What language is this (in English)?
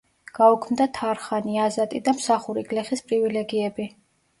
Georgian